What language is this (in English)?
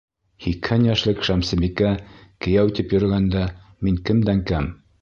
Bashkir